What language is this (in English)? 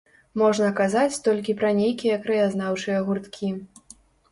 Belarusian